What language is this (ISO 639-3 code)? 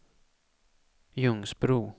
swe